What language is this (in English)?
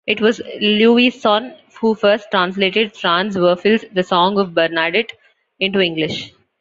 English